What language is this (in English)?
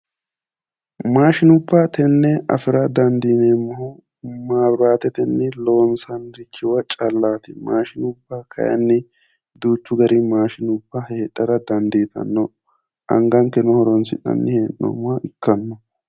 Sidamo